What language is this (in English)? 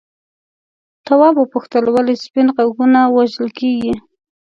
Pashto